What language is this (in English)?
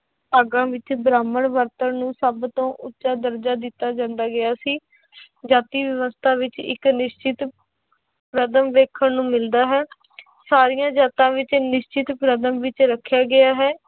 Punjabi